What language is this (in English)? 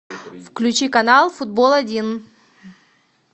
Russian